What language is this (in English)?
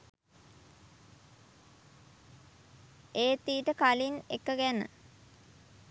Sinhala